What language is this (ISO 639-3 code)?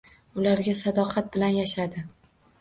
uzb